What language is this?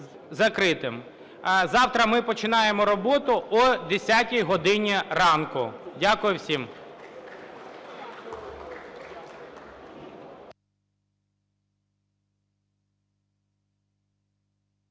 Ukrainian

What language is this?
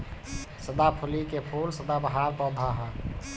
Bhojpuri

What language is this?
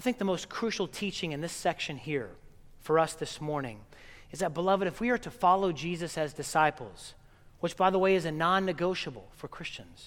English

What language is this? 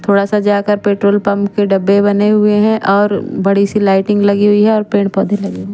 Hindi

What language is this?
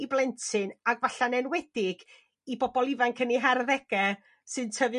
Welsh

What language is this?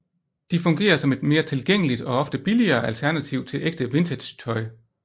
Danish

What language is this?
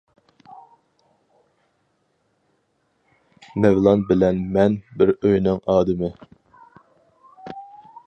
Uyghur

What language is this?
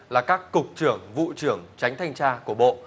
Vietnamese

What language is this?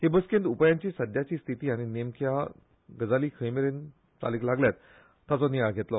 Konkani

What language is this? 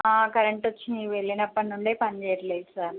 Telugu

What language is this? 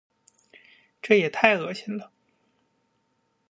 Chinese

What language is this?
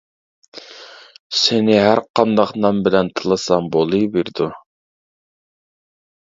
Uyghur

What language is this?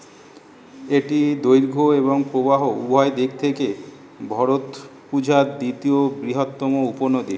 Bangla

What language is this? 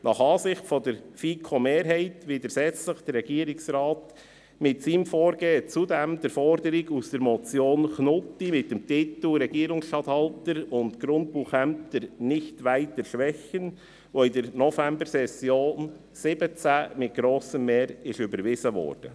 Swiss German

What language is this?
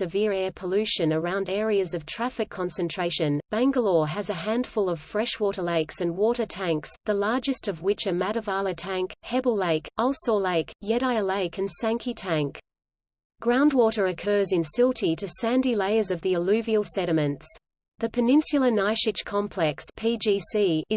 English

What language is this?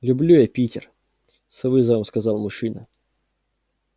Russian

